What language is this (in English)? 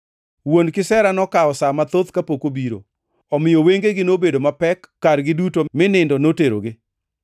Luo (Kenya and Tanzania)